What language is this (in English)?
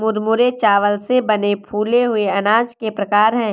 Hindi